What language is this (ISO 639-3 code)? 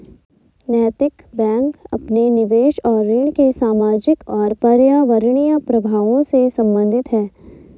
hin